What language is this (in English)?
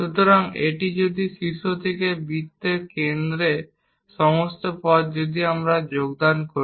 Bangla